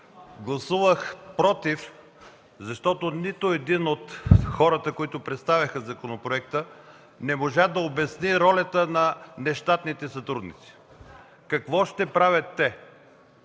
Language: Bulgarian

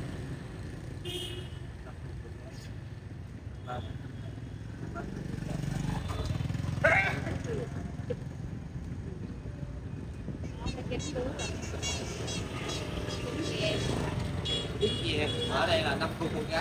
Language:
Vietnamese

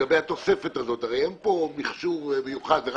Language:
Hebrew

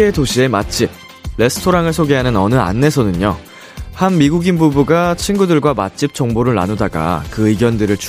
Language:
Korean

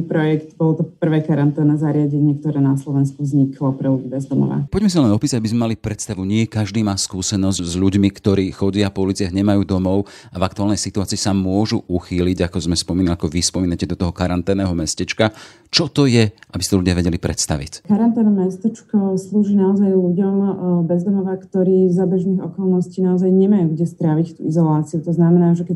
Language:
Slovak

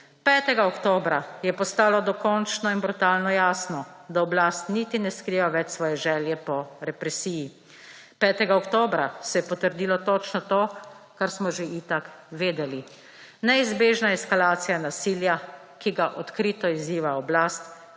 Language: Slovenian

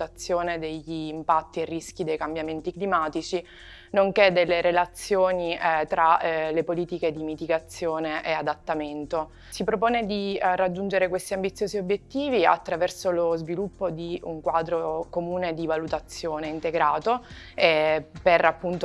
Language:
Italian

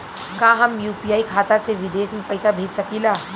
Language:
Bhojpuri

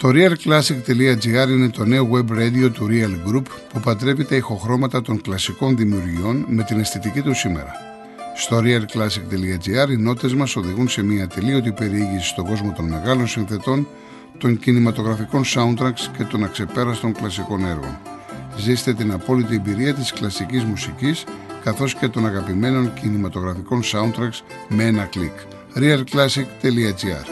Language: Greek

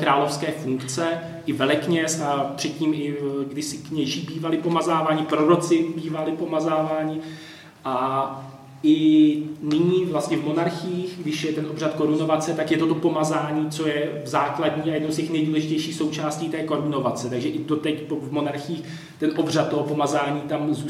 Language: Czech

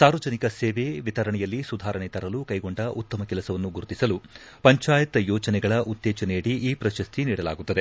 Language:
Kannada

